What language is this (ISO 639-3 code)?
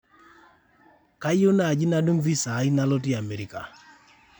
mas